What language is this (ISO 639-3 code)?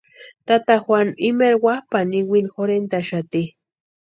pua